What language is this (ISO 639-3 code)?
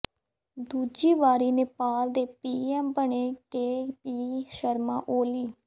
pan